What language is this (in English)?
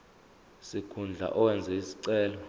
Zulu